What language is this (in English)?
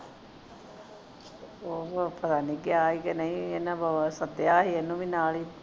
Punjabi